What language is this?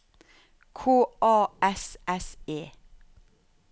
Norwegian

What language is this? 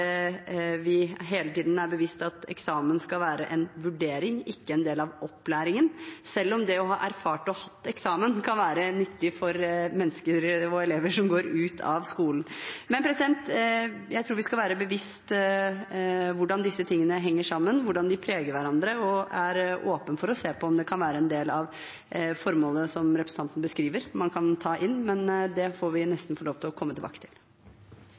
Norwegian Bokmål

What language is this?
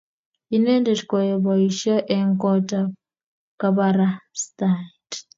Kalenjin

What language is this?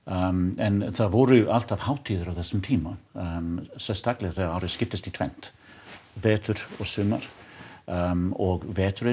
Icelandic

